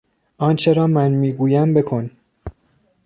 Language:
Persian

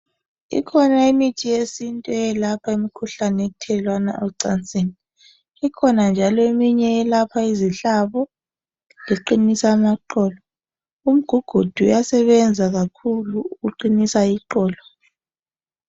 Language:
North Ndebele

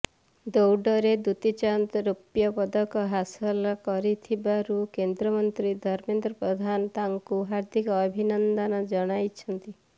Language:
Odia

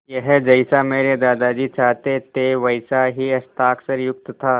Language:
Hindi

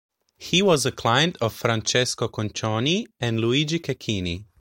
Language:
English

